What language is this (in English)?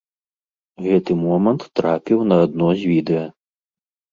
Belarusian